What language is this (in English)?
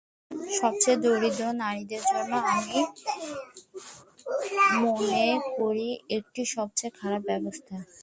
Bangla